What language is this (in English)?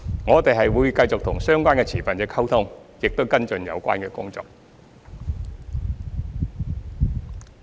Cantonese